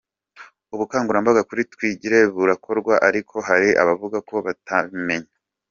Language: Kinyarwanda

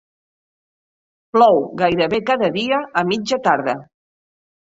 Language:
Catalan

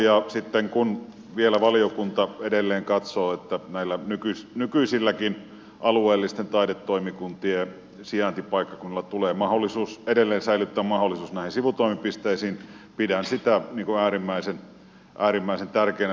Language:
Finnish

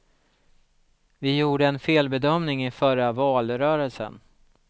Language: Swedish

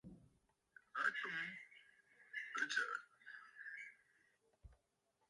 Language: Bafut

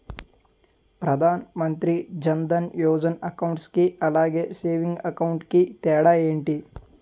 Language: Telugu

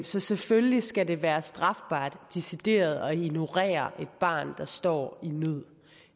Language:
Danish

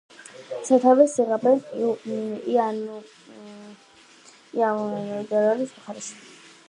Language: Georgian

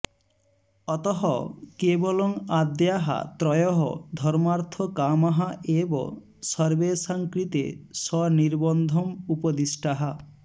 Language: Sanskrit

